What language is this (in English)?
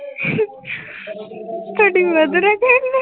Punjabi